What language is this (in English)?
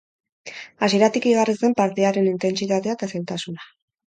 Basque